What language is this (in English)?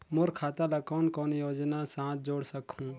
Chhattisgarhi